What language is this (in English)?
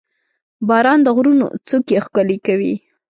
Pashto